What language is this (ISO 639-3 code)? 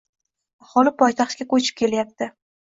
uzb